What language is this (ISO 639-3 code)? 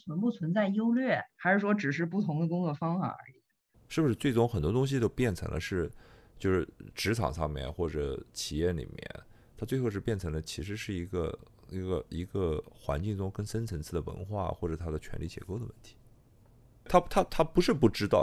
zho